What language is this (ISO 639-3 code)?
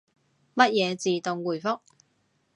yue